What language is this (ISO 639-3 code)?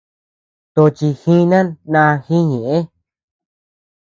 cux